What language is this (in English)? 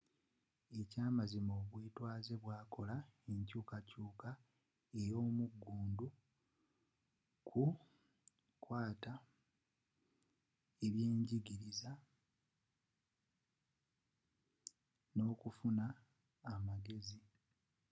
Ganda